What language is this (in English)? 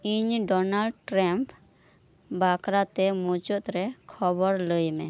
Santali